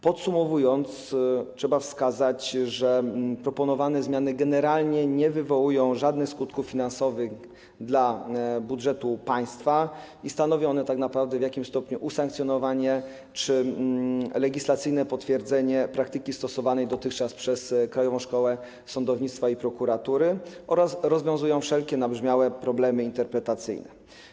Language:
Polish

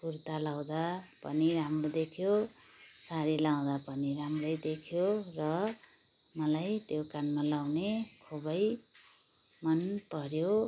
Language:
Nepali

